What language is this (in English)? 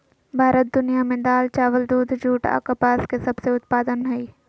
Magahi